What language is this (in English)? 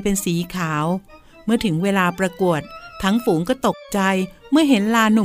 Thai